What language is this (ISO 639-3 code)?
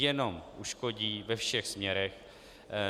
ces